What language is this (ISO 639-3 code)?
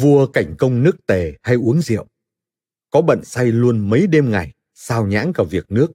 vie